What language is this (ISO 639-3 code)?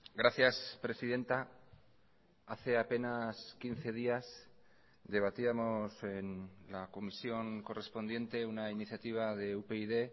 spa